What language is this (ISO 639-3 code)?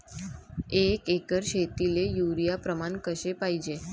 mar